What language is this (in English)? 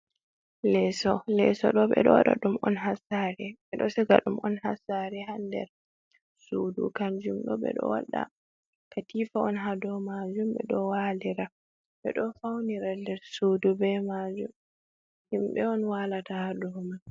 Fula